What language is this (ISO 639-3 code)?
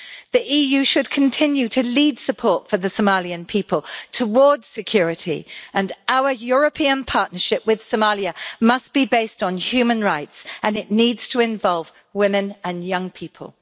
eng